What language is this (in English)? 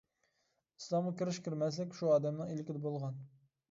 Uyghur